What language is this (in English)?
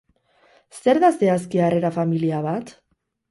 Basque